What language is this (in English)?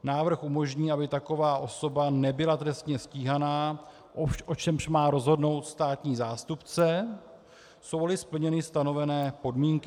Czech